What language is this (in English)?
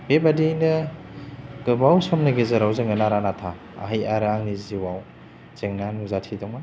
Bodo